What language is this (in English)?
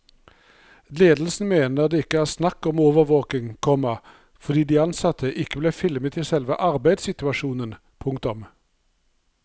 Norwegian